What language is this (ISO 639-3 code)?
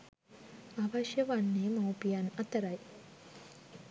sin